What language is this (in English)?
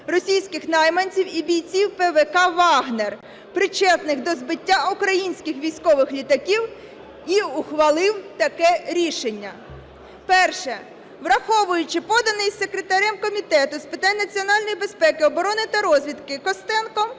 Ukrainian